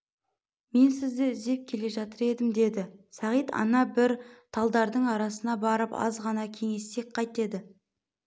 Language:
Kazakh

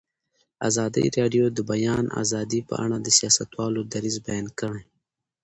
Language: Pashto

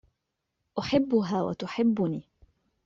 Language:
Arabic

